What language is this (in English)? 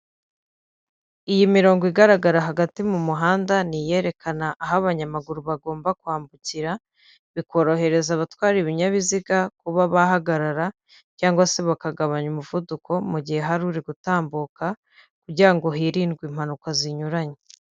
Kinyarwanda